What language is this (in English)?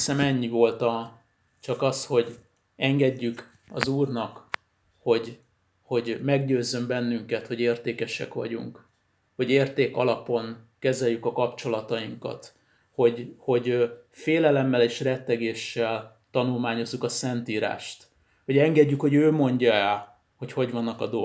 Hungarian